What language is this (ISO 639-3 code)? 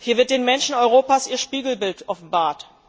deu